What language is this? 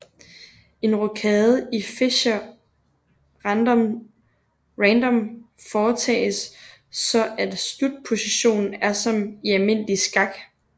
Danish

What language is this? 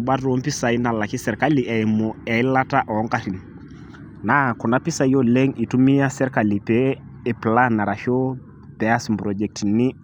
Masai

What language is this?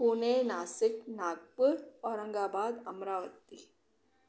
Sindhi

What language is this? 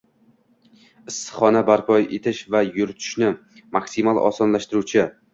Uzbek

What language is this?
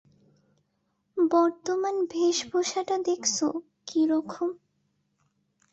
Bangla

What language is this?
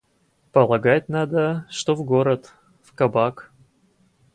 Russian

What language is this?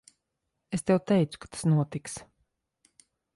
Latvian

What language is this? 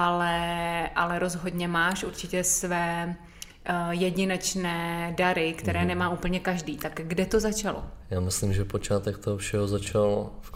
Czech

